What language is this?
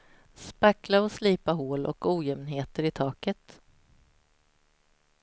Swedish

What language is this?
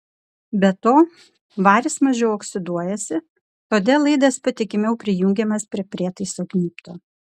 Lithuanian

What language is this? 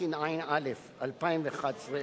Hebrew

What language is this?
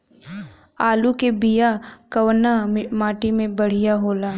Bhojpuri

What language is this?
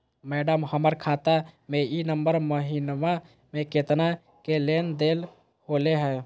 Magahi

